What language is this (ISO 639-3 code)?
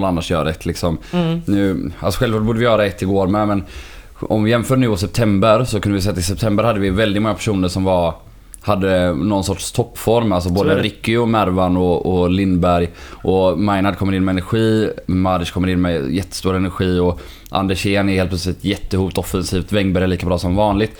swe